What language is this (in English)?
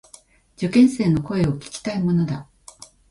Japanese